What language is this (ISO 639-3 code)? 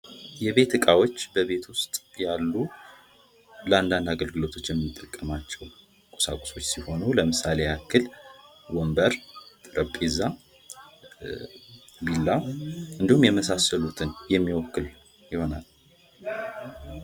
amh